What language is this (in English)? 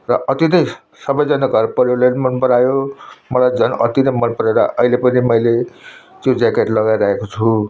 Nepali